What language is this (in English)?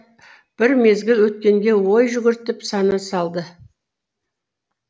Kazakh